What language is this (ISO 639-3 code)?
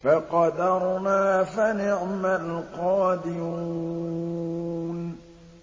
ara